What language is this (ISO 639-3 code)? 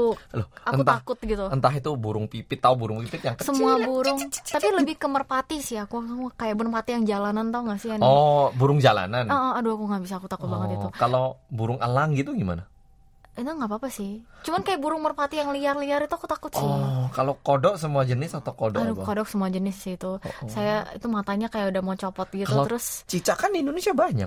ind